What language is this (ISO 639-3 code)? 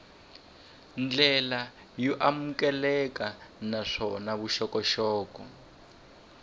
tso